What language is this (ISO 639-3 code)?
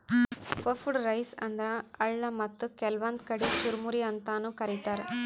kan